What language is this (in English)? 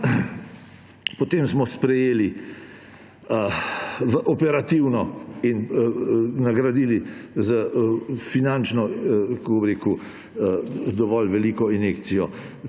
Slovenian